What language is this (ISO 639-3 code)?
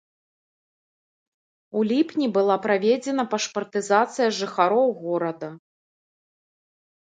bel